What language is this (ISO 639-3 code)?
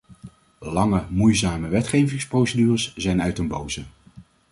nld